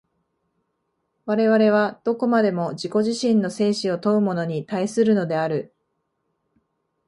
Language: Japanese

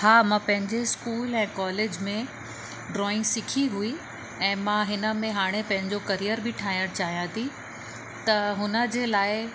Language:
Sindhi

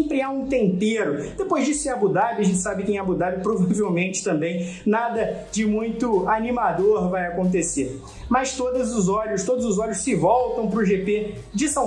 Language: Portuguese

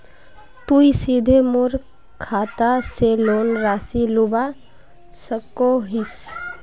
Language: Magahi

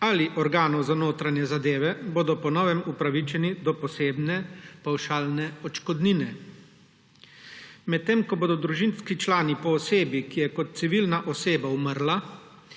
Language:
Slovenian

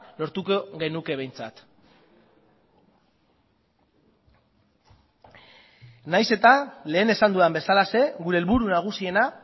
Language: Basque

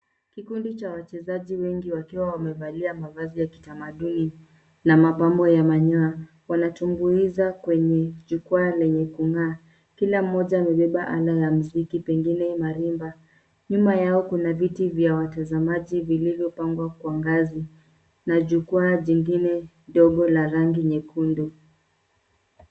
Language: Swahili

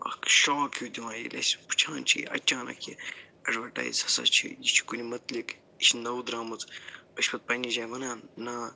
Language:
Kashmiri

